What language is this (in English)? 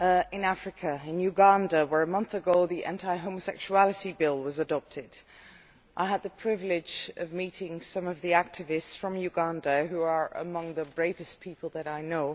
English